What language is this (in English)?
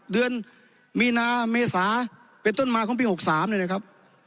Thai